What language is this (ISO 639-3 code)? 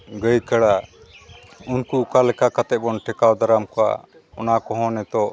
sat